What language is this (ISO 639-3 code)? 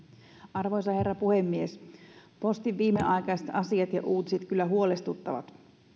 fin